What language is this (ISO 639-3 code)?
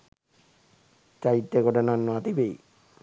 sin